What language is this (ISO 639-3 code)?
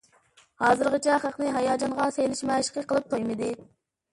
uig